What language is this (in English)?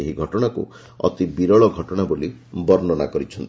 Odia